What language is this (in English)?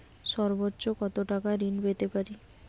Bangla